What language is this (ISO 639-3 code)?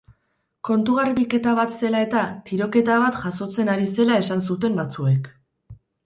eus